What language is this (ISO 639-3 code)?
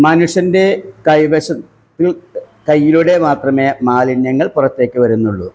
mal